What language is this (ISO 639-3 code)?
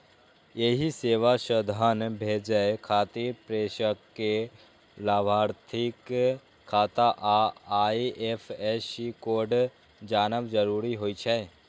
mai